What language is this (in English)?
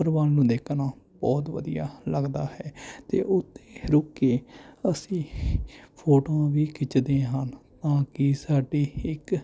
Punjabi